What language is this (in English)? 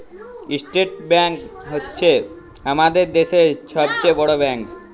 Bangla